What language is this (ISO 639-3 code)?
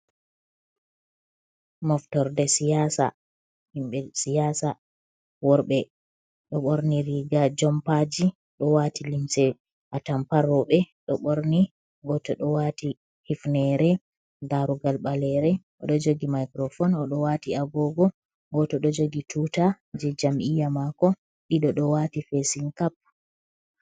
ful